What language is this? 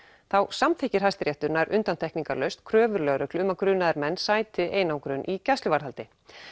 Icelandic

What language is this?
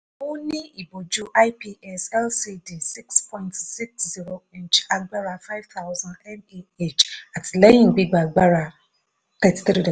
Yoruba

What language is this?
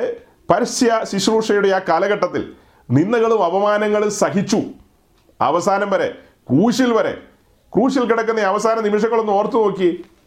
Malayalam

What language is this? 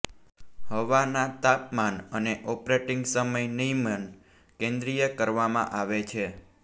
Gujarati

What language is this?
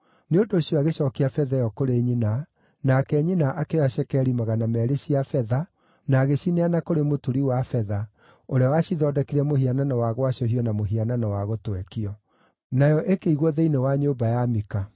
Kikuyu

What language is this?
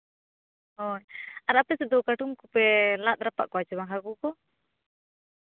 Santali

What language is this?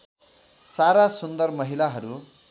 Nepali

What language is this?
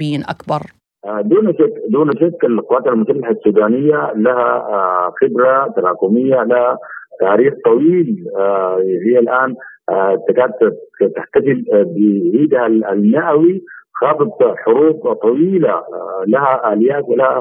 Arabic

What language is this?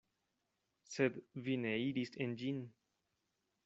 Esperanto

